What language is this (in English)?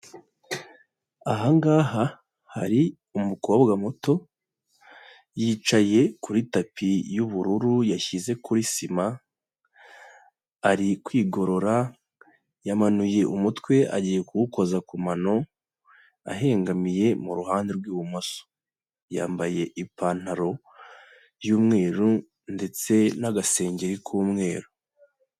Kinyarwanda